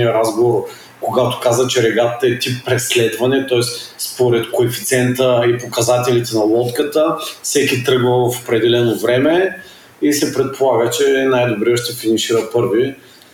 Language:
Bulgarian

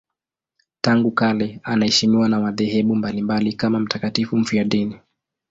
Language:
Swahili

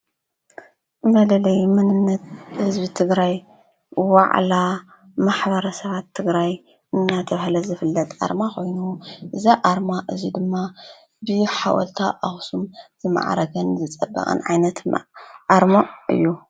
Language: Tigrinya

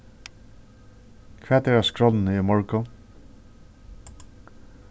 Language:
Faroese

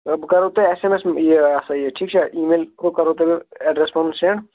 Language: Kashmiri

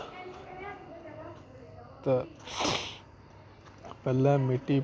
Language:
Dogri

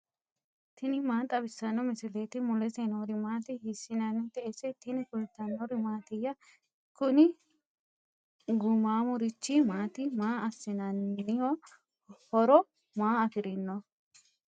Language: Sidamo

